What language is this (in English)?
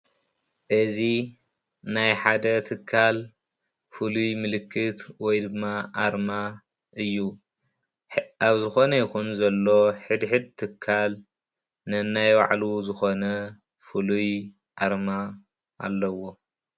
Tigrinya